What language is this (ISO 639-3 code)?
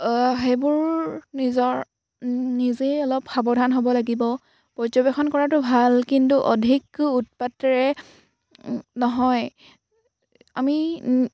asm